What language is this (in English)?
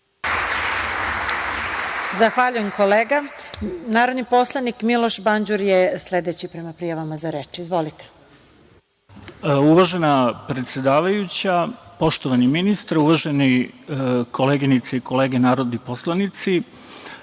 Serbian